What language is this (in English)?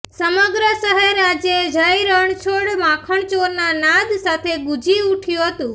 Gujarati